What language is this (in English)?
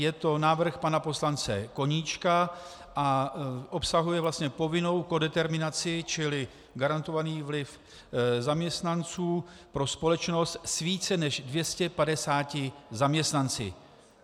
Czech